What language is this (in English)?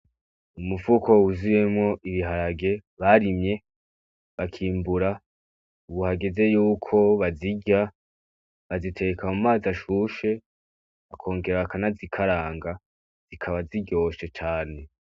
Rundi